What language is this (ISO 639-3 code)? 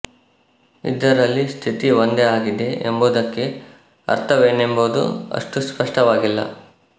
kan